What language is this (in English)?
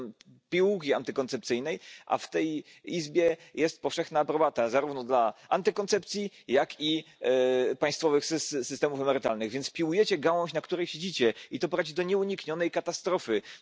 Spanish